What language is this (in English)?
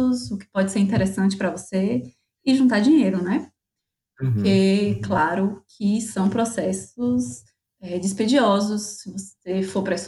Portuguese